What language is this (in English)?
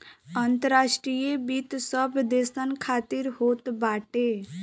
Bhojpuri